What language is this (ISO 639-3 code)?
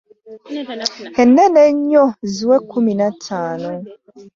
lug